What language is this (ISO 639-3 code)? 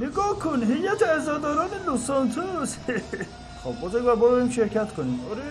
fas